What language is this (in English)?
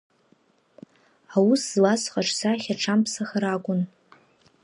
Abkhazian